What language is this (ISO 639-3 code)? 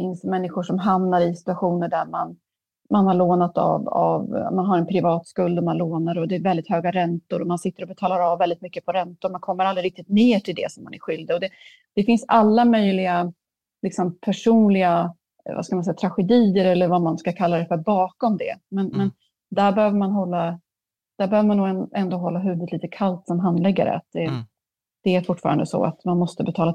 swe